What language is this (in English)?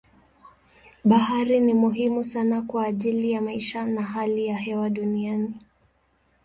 Swahili